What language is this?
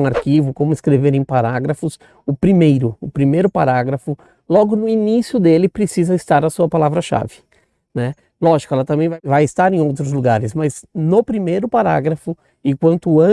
Portuguese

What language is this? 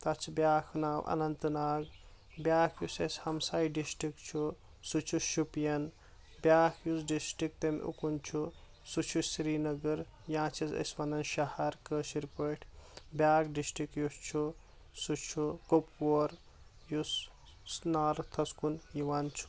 Kashmiri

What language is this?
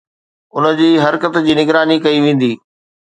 Sindhi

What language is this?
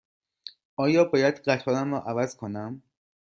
Persian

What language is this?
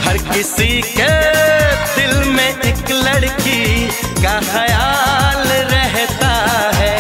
Hindi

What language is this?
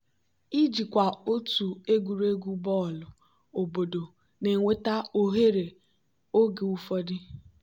Igbo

